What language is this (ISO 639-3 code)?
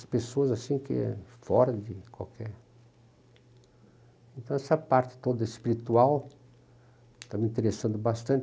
por